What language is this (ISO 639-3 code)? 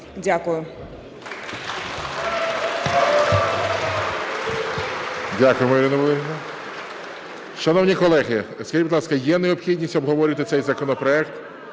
ukr